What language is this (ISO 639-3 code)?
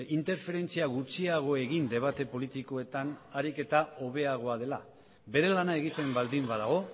eus